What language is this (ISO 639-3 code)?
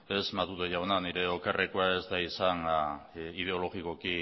eus